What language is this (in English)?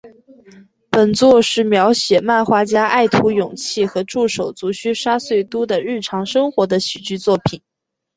Chinese